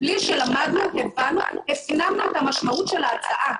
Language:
Hebrew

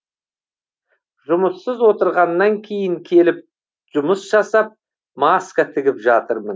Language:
Kazakh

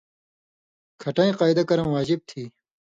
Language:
Indus Kohistani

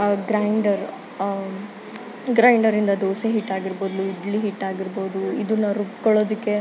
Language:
Kannada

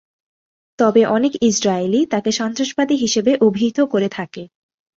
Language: Bangla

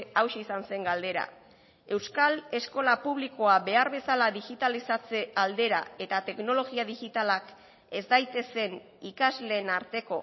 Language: Basque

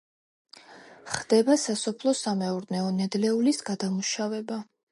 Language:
Georgian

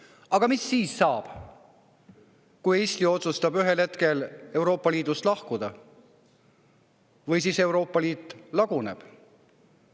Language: Estonian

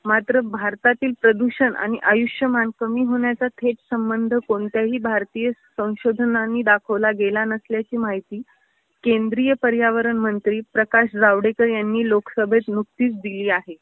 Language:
Marathi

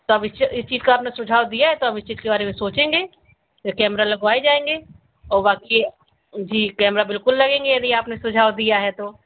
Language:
Hindi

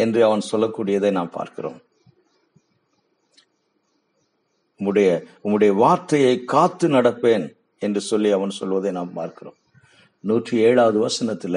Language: Tamil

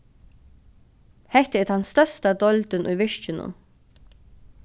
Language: Faroese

